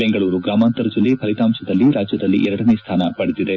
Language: Kannada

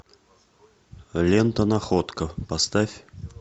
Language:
Russian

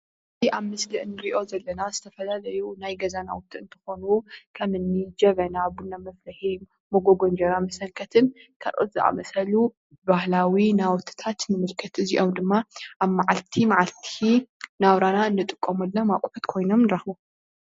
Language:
Tigrinya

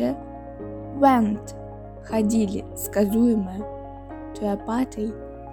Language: Russian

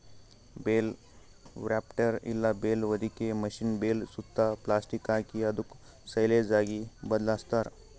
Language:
Kannada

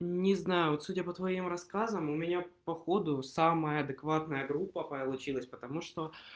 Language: Russian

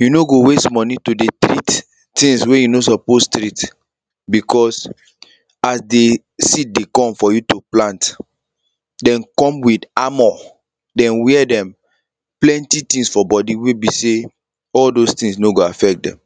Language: Nigerian Pidgin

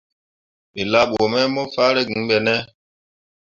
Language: Mundang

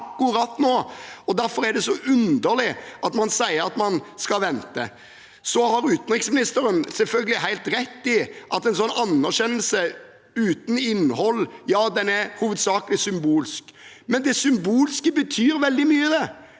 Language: Norwegian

